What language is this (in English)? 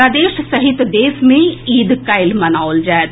Maithili